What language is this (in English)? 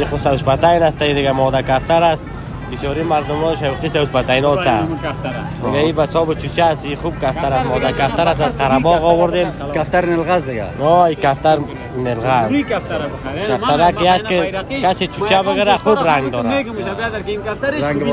Turkish